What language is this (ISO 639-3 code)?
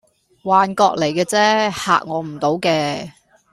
yue